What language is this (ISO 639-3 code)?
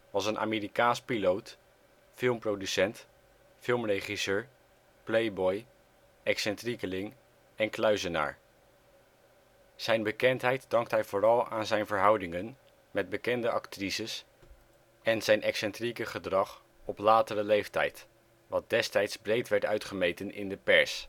nld